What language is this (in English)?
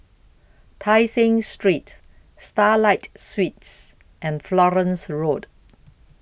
English